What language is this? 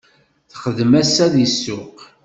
Kabyle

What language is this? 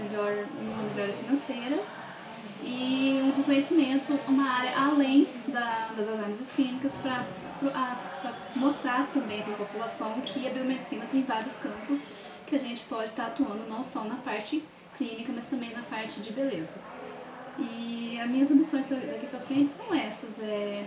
Portuguese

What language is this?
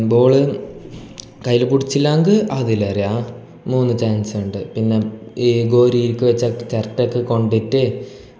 Malayalam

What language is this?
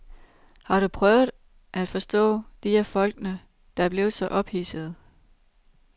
Danish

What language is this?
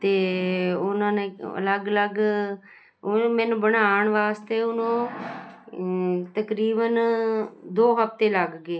Punjabi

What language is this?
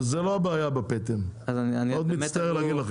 Hebrew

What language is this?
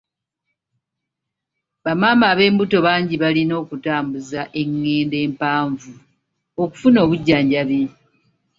Ganda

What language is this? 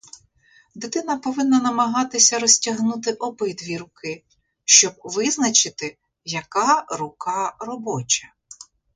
Ukrainian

